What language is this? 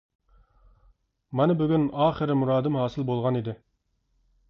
Uyghur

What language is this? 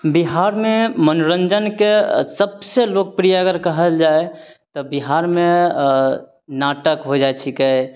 Maithili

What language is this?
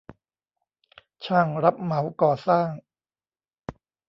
Thai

